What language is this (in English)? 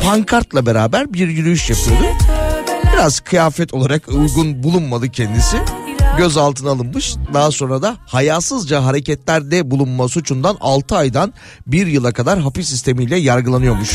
Turkish